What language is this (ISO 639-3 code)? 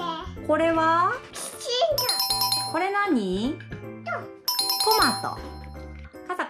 jpn